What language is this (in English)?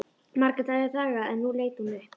Icelandic